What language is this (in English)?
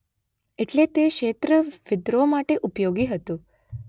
Gujarati